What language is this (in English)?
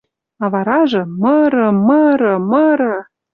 Western Mari